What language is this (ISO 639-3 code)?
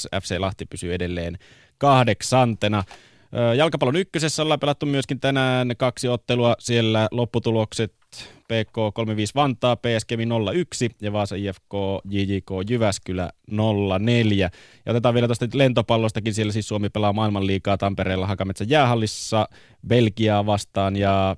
fin